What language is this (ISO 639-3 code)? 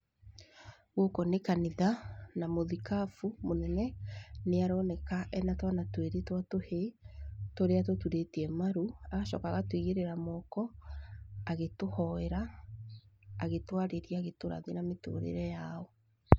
kik